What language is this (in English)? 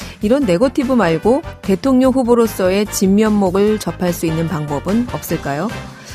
Korean